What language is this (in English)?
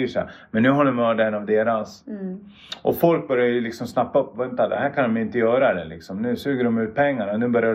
Swedish